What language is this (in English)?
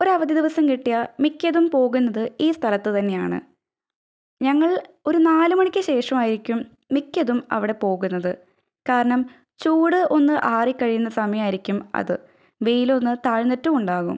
Malayalam